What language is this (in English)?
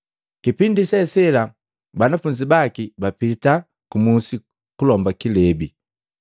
Matengo